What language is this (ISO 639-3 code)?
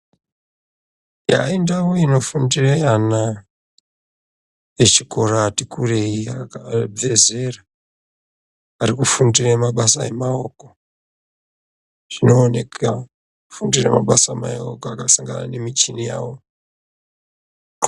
ndc